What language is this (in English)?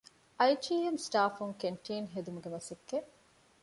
Divehi